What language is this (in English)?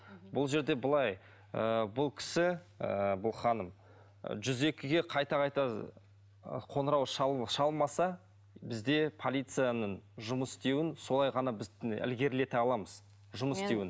Kazakh